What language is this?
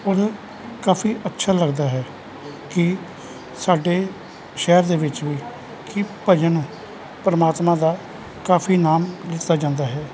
Punjabi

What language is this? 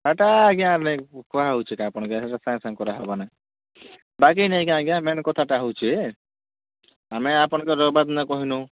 Odia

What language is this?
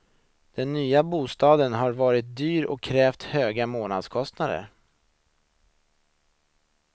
Swedish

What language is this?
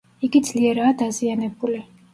Georgian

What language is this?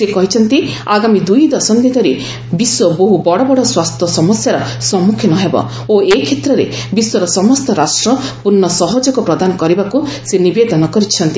Odia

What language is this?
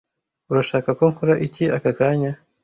Kinyarwanda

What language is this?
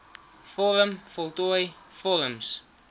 Afrikaans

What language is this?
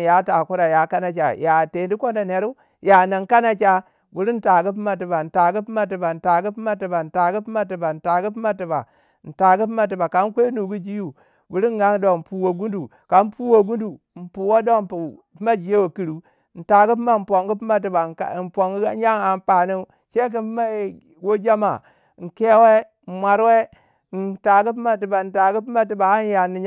Waja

